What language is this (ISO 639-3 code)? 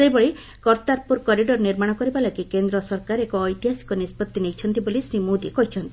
ori